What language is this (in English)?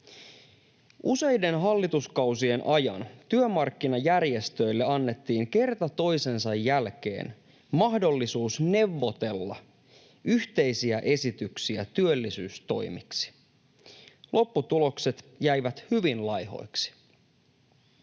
Finnish